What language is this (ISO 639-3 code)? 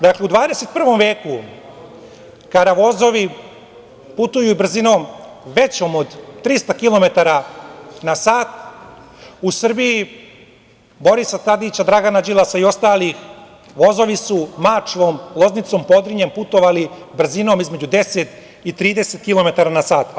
srp